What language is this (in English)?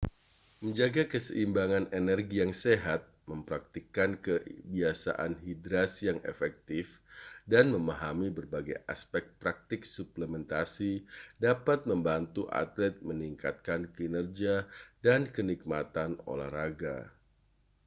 Indonesian